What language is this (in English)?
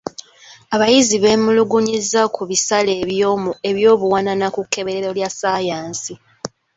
Ganda